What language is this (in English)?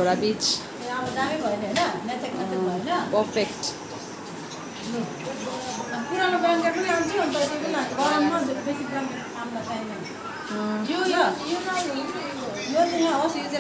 Turkish